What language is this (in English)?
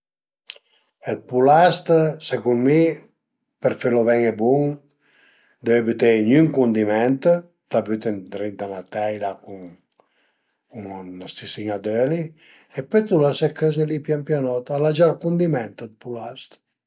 Piedmontese